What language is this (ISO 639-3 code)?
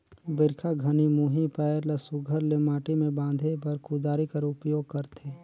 hne